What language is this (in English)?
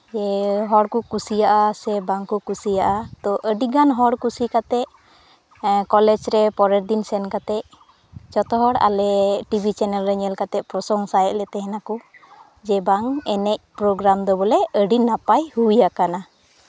Santali